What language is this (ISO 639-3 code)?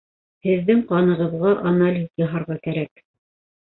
bak